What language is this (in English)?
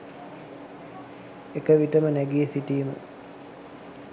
Sinhala